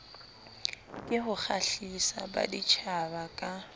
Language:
Southern Sotho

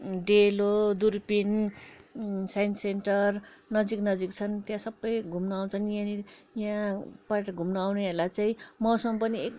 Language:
Nepali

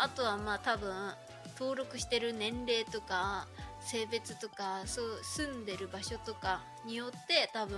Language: Japanese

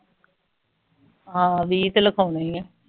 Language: Punjabi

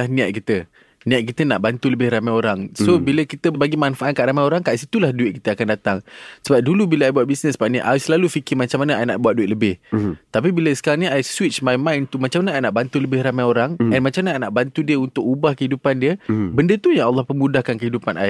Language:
Malay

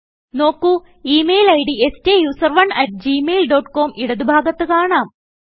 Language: Malayalam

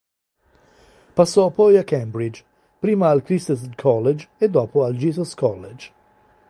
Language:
Italian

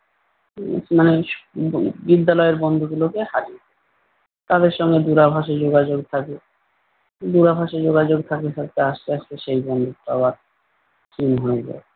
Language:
Bangla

